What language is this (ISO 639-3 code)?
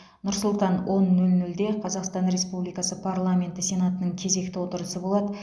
kaz